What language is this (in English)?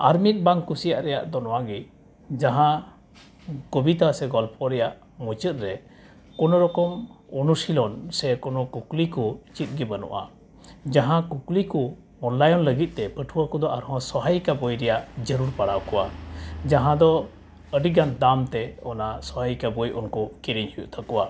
Santali